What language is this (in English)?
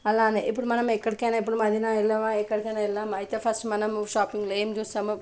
Telugu